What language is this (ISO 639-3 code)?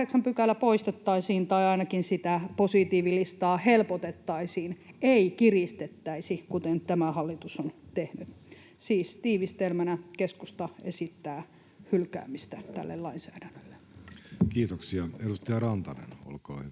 fin